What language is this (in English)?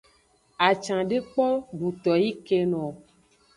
Aja (Benin)